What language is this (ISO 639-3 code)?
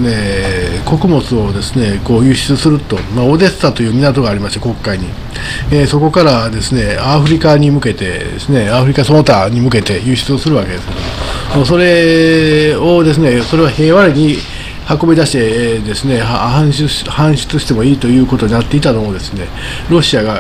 jpn